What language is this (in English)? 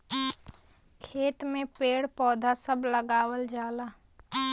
Bhojpuri